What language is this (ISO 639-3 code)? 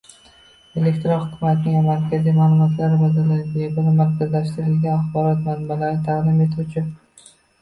uzb